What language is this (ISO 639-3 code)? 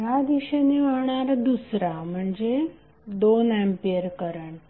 mar